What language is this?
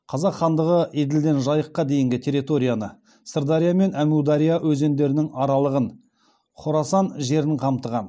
Kazakh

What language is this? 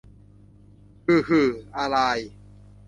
Thai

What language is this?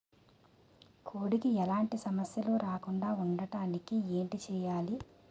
Telugu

